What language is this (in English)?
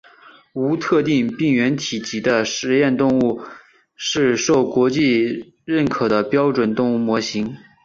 Chinese